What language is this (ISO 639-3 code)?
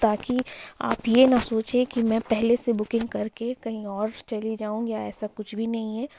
urd